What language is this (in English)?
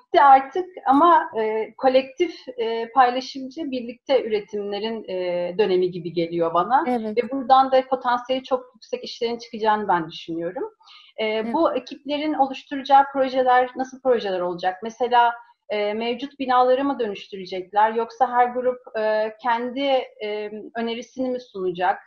Turkish